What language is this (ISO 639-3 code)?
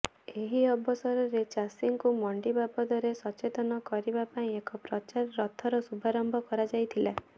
ori